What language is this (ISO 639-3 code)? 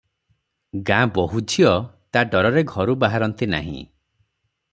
ori